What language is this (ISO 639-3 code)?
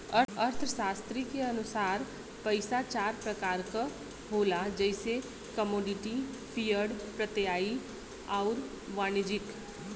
bho